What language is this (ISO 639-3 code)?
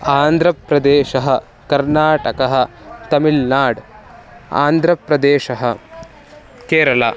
san